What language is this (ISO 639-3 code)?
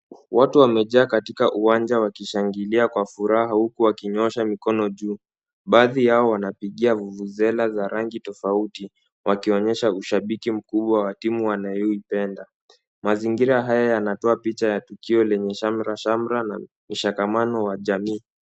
swa